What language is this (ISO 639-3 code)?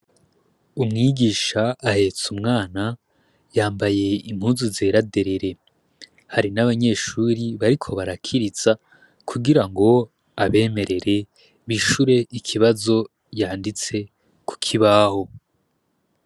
run